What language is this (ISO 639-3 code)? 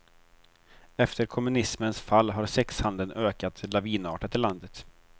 swe